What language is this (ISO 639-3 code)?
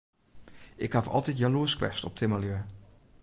fry